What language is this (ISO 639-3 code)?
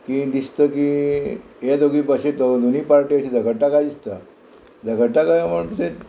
kok